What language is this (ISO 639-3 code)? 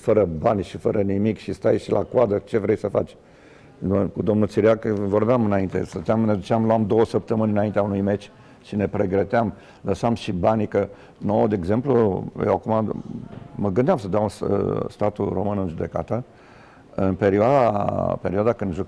ron